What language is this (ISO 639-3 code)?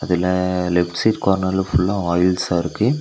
tam